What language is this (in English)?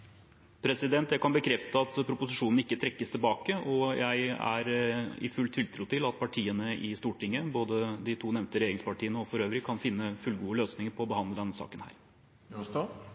Norwegian